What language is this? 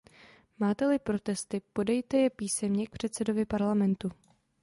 Czech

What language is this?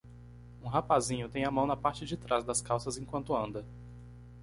Portuguese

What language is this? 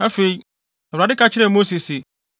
Akan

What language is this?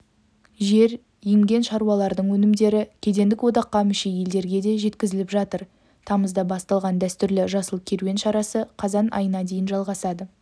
Kazakh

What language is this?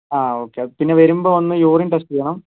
Malayalam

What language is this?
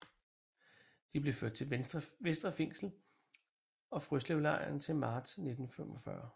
Danish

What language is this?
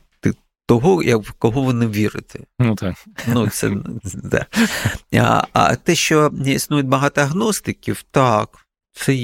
Ukrainian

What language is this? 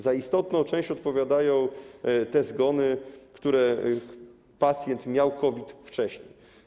Polish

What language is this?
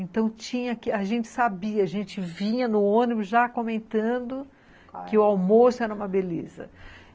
Portuguese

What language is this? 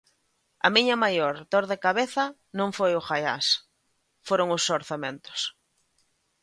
Galician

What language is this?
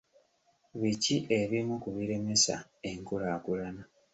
Ganda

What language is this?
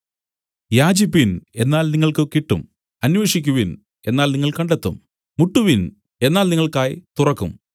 Malayalam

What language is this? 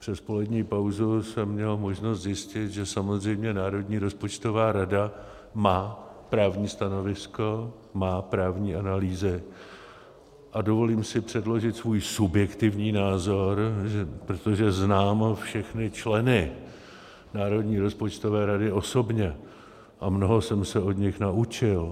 Czech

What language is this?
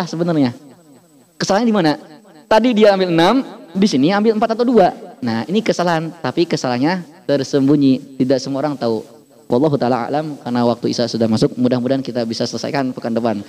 Indonesian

